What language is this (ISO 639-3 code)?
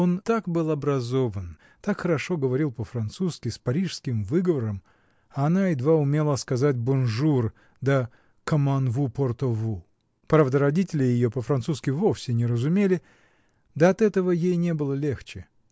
rus